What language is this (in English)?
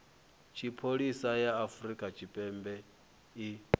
Venda